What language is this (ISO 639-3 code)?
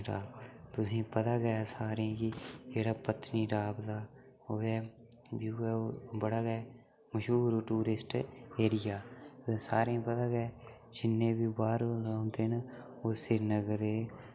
doi